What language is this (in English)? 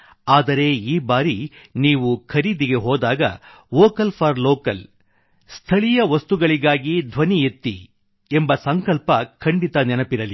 Kannada